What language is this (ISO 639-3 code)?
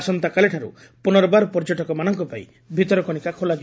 ori